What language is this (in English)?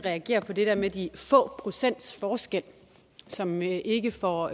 Danish